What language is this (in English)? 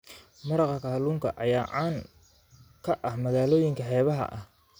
Somali